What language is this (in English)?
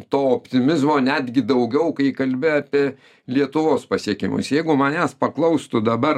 Lithuanian